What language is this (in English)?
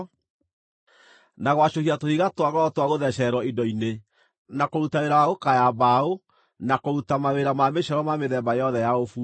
Kikuyu